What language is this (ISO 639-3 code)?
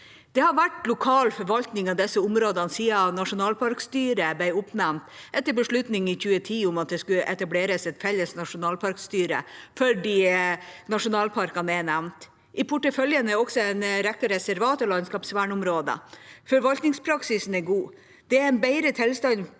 nor